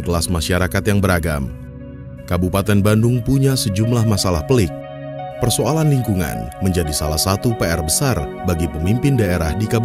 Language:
Indonesian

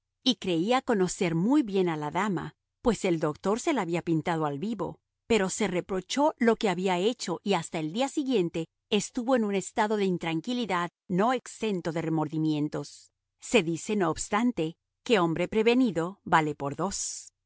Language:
Spanish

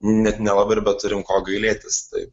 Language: Lithuanian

